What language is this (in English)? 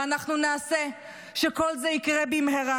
Hebrew